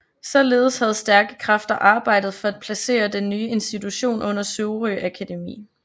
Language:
Danish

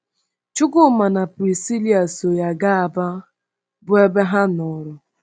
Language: Igbo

